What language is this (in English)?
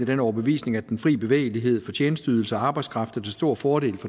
Danish